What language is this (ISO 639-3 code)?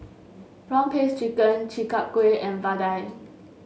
eng